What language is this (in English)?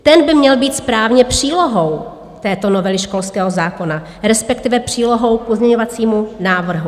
Czech